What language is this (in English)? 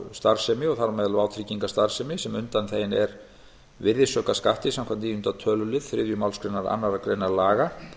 Icelandic